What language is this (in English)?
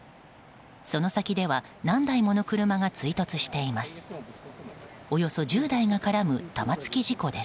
Japanese